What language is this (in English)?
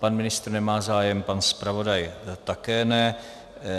Czech